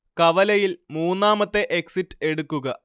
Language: Malayalam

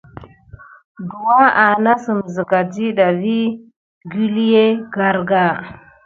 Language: Gidar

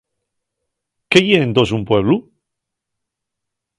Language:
Asturian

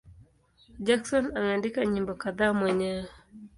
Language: Swahili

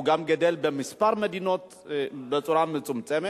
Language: Hebrew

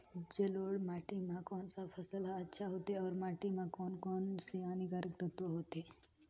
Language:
Chhattisgarhi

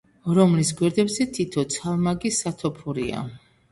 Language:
Georgian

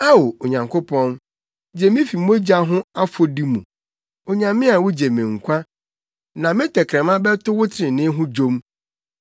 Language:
Akan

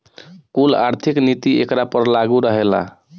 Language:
Bhojpuri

